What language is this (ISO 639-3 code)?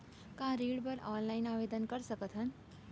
hne